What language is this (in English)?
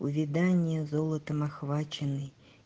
Russian